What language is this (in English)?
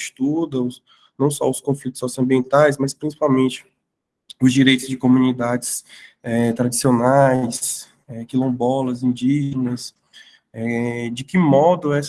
Portuguese